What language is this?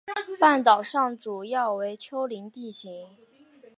Chinese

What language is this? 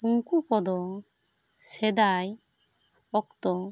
Santali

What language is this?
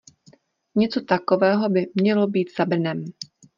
Czech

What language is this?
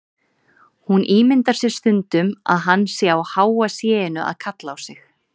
Icelandic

